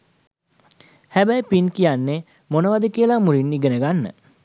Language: Sinhala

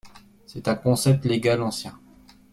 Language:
French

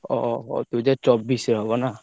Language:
Odia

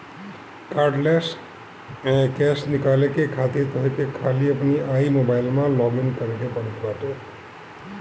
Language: Bhojpuri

